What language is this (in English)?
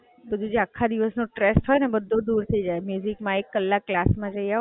Gujarati